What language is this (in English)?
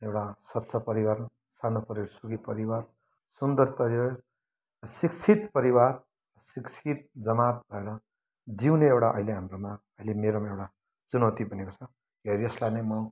Nepali